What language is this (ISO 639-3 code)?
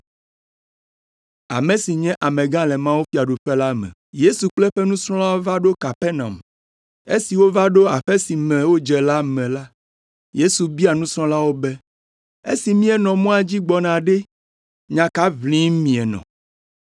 ewe